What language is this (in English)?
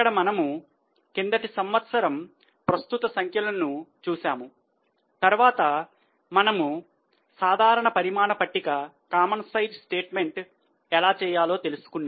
Telugu